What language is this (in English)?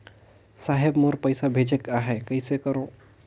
Chhattisgarhi